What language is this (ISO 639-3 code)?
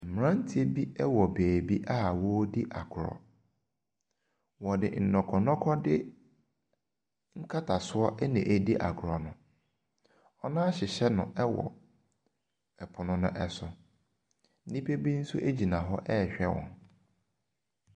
aka